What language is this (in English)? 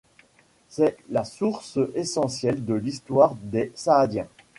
French